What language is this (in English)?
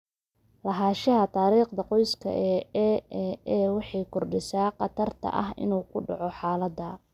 Somali